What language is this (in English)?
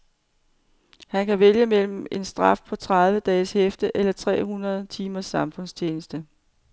Danish